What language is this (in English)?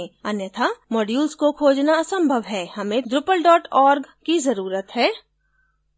Hindi